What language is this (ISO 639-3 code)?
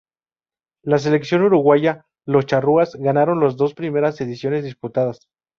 spa